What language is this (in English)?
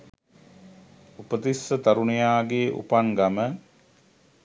Sinhala